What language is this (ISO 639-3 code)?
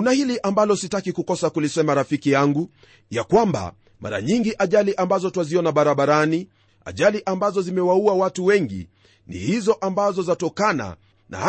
swa